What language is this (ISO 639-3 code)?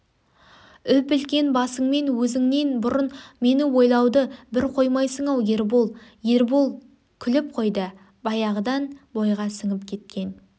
kaz